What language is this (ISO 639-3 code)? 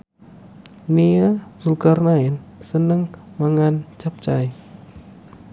jav